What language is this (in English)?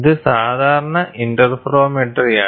Malayalam